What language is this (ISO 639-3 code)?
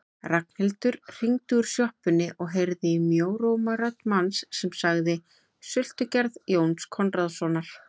isl